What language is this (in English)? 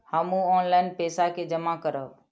Maithili